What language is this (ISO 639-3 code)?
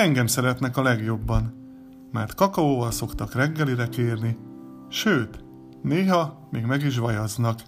hun